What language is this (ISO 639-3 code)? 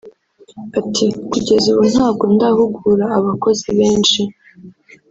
kin